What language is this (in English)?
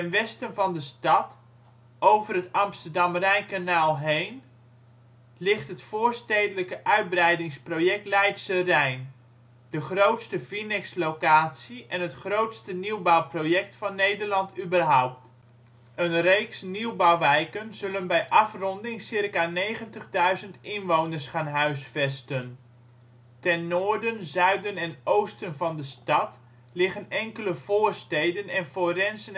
Dutch